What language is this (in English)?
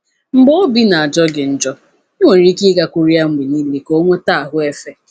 Igbo